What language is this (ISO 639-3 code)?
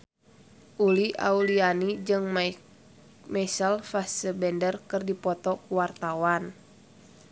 sun